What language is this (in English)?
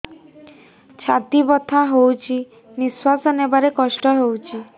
Odia